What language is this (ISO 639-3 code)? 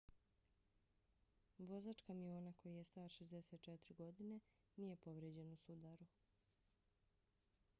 bos